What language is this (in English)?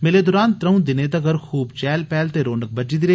Dogri